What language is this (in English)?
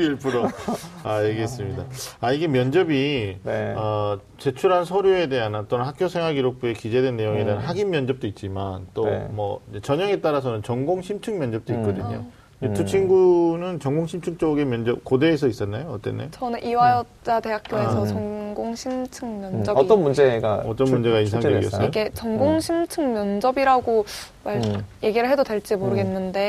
Korean